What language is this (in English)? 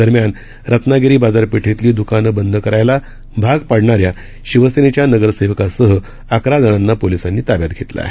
Marathi